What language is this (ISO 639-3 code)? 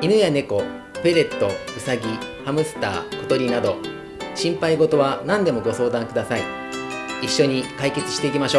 jpn